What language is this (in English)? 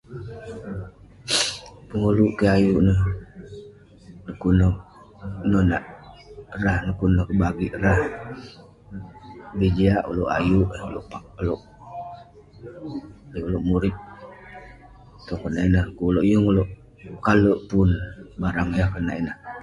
Western Penan